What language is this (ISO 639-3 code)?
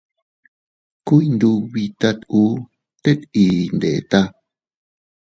cut